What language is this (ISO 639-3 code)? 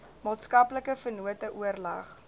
afr